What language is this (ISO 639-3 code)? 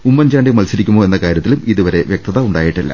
mal